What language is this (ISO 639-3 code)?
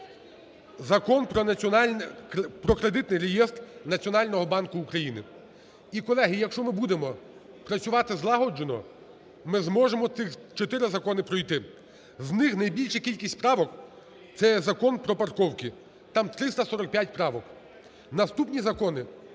ukr